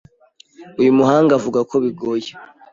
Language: Kinyarwanda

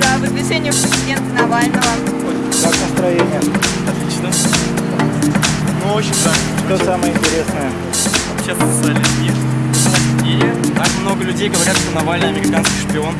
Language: Russian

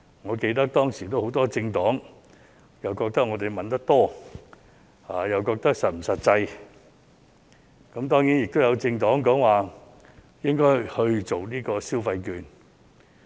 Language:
Cantonese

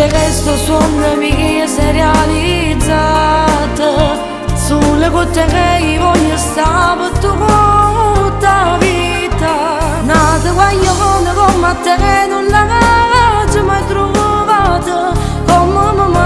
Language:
Greek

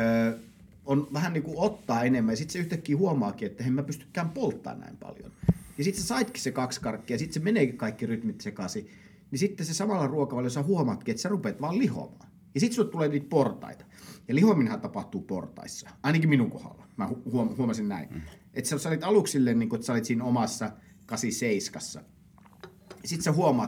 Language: Finnish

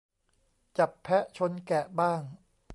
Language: Thai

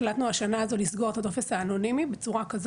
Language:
Hebrew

